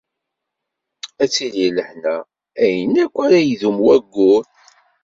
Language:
Kabyle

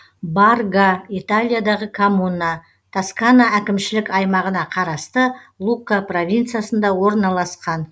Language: Kazakh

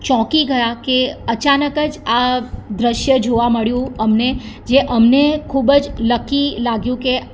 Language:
Gujarati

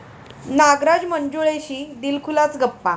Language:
Marathi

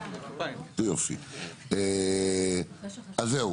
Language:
Hebrew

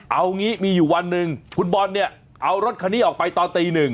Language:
Thai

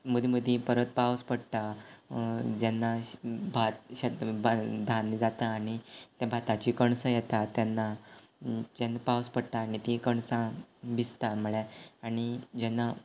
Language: Konkani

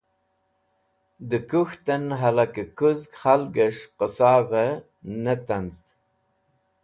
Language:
Wakhi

